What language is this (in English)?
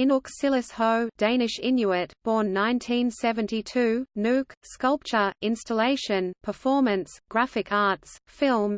English